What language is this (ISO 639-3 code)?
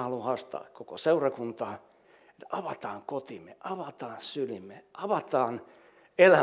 fin